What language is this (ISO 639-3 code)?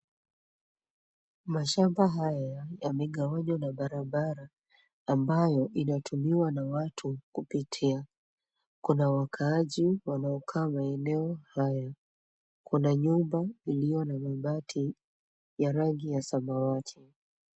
swa